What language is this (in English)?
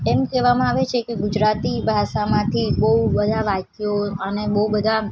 Gujarati